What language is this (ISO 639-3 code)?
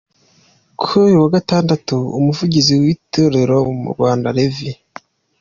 kin